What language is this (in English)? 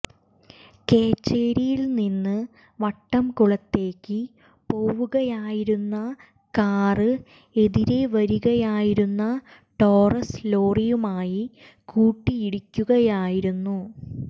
Malayalam